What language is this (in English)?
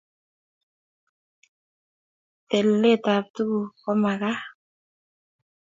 Kalenjin